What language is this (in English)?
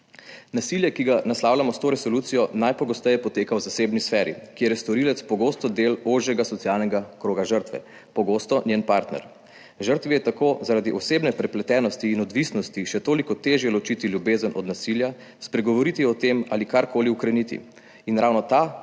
Slovenian